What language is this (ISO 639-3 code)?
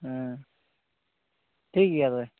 sat